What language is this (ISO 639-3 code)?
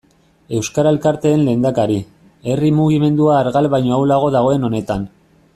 eus